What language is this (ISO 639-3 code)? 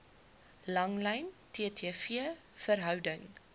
afr